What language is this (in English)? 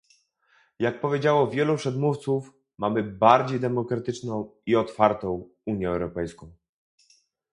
Polish